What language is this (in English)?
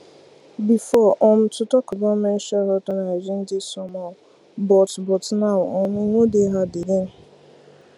Nigerian Pidgin